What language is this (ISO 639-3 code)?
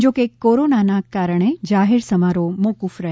guj